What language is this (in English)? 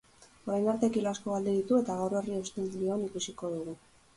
Basque